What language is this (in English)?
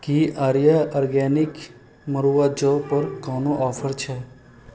Maithili